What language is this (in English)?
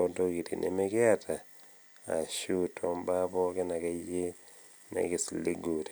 Masai